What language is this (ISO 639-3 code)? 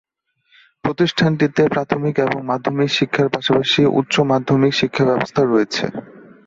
ben